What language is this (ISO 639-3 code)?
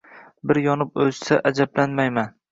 uzb